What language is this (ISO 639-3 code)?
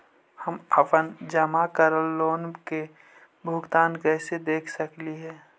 mag